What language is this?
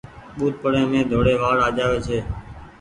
Goaria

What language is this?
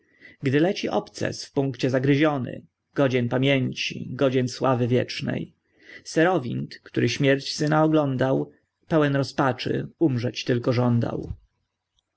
Polish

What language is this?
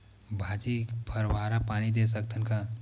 Chhattisgarhi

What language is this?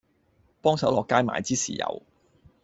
Cantonese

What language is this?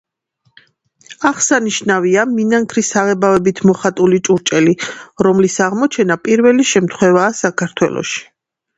Georgian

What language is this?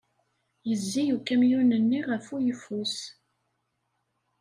Kabyle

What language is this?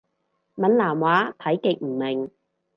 Cantonese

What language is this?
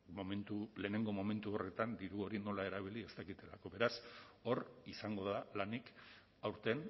Basque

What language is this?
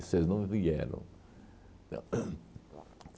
Portuguese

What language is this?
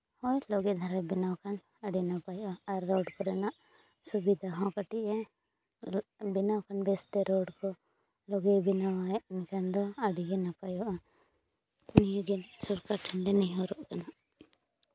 Santali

